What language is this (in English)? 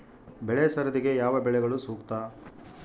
Kannada